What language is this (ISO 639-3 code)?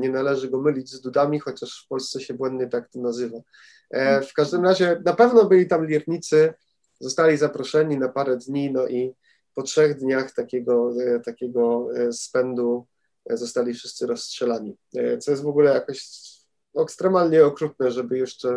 pol